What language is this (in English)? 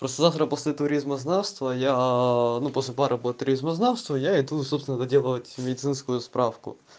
Russian